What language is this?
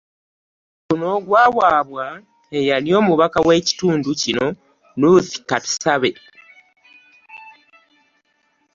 Ganda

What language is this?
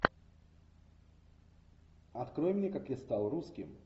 Russian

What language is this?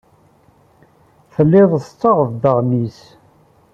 Kabyle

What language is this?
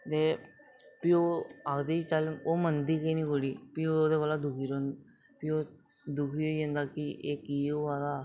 Dogri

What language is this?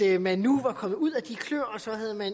Danish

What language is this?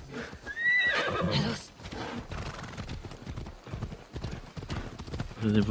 German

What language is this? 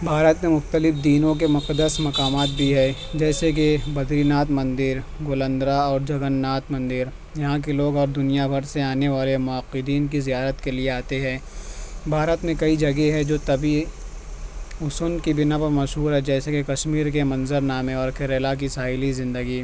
Urdu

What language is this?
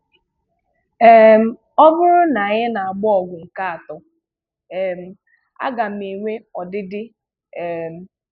Igbo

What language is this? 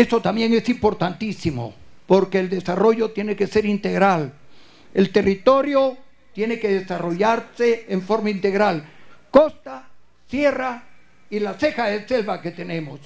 Spanish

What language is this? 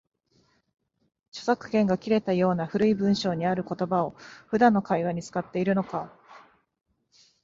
Japanese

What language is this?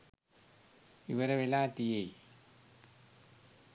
Sinhala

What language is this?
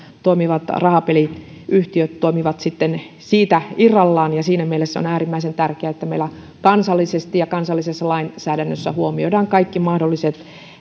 Finnish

